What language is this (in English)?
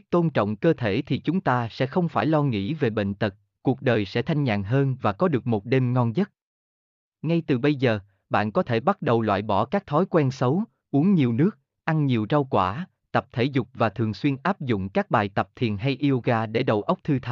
Vietnamese